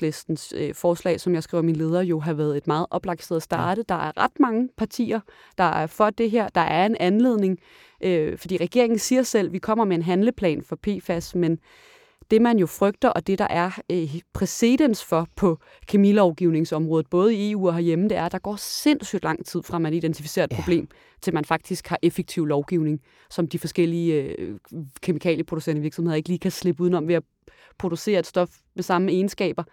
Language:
Danish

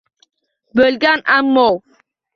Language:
Uzbek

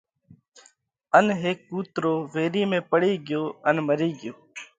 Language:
Parkari Koli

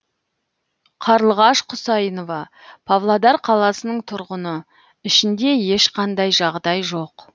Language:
Kazakh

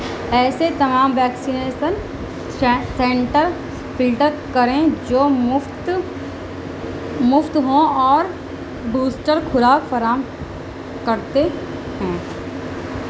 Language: Urdu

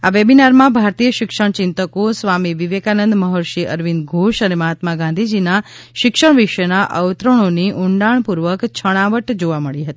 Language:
Gujarati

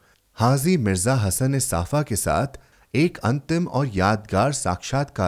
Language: Hindi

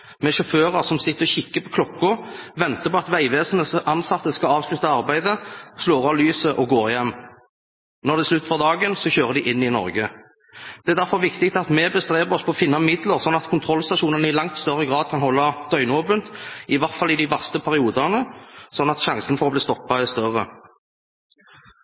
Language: Norwegian Bokmål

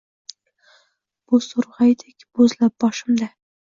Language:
Uzbek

